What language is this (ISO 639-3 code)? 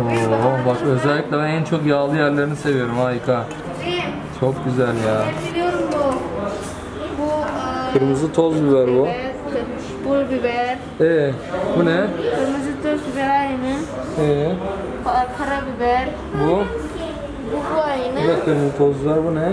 tur